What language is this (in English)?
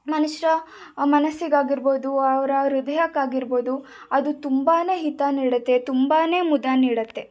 Kannada